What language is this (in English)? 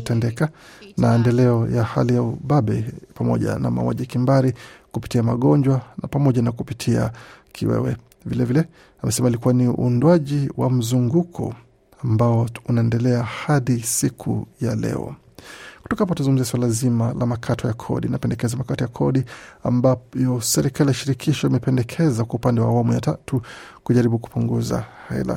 Swahili